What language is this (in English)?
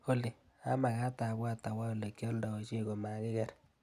Kalenjin